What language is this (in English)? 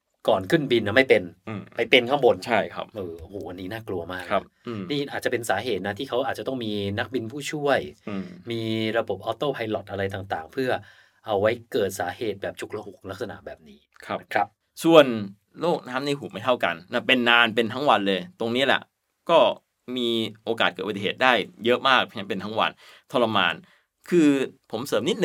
Thai